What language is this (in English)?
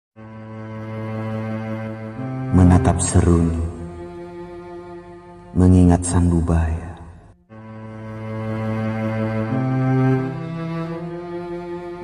Indonesian